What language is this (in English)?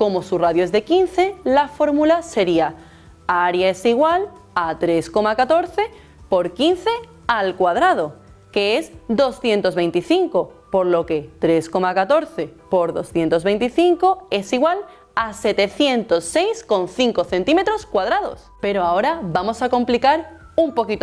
Spanish